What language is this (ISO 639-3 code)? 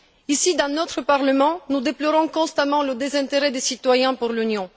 fra